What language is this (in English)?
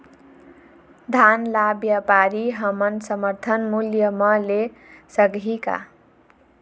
Chhattisgarhi